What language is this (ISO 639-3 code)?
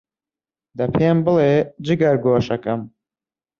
ckb